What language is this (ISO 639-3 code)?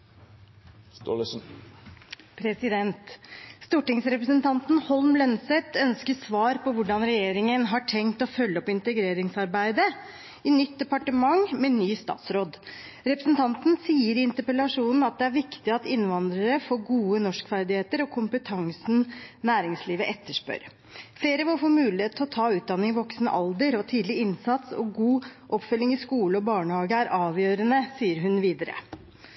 nor